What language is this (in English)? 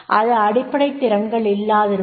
Tamil